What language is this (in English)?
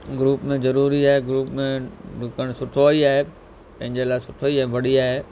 Sindhi